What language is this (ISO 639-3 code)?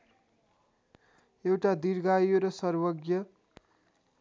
nep